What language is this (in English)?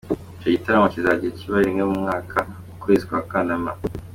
Kinyarwanda